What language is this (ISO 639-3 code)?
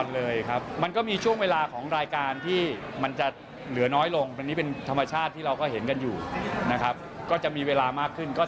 tha